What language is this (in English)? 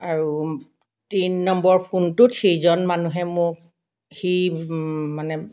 Assamese